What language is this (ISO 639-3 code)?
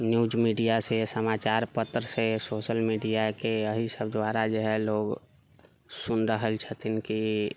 mai